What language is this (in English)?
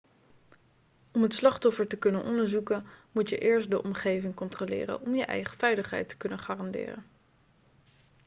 Dutch